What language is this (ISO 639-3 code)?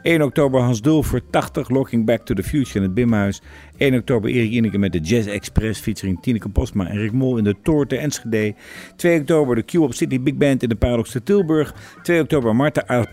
nld